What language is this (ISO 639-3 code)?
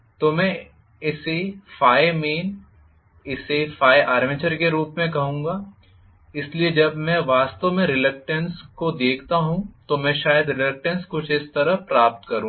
hin